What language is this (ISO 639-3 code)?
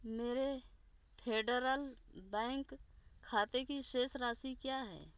hin